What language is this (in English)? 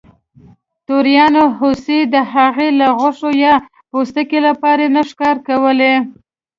Pashto